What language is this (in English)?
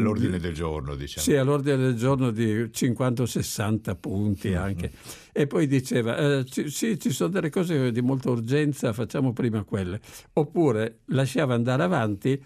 Italian